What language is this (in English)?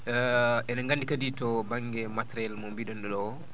Fula